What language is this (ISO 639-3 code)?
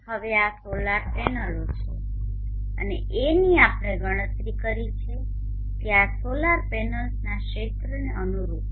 guj